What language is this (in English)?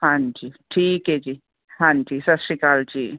Punjabi